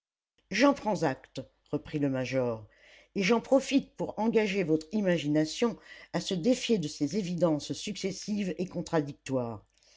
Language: French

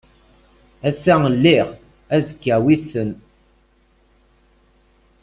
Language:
Kabyle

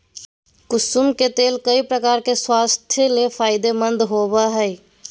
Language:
Magahi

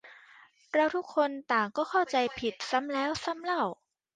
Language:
Thai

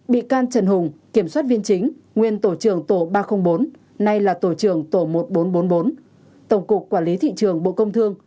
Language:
Vietnamese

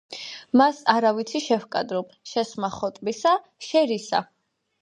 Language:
Georgian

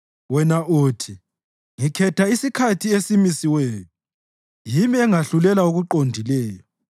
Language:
North Ndebele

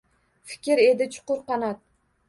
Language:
Uzbek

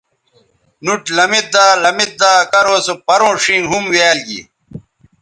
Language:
Bateri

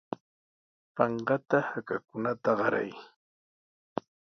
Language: Sihuas Ancash Quechua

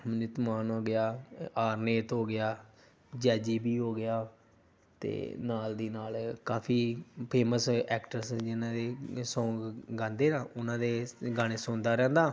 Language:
Punjabi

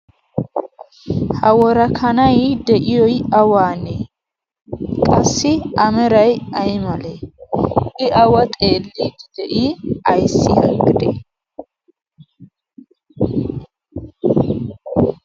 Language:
Wolaytta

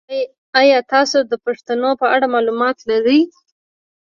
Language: Pashto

